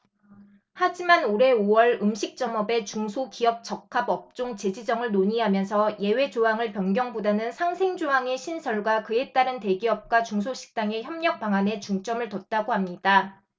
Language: Korean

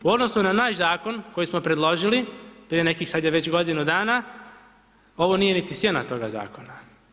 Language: Croatian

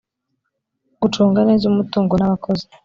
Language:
Kinyarwanda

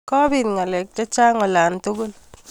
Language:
Kalenjin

